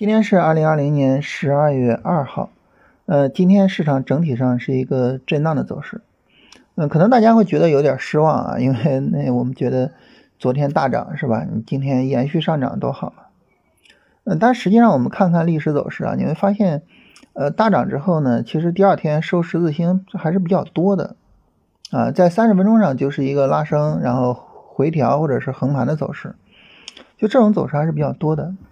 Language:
Chinese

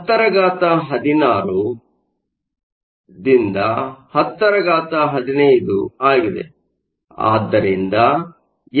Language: Kannada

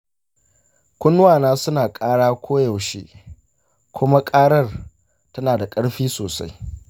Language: Hausa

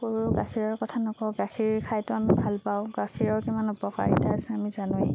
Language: Assamese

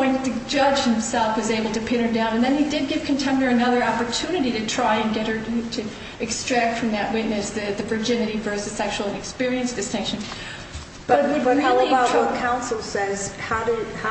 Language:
English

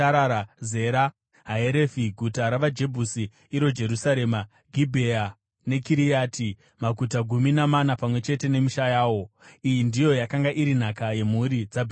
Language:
Shona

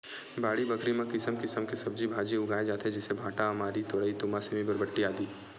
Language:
Chhattisgarhi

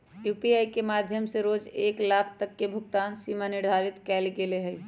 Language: Magahi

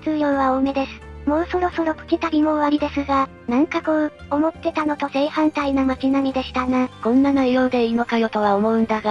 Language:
Japanese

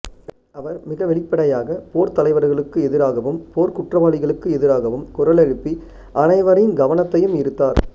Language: Tamil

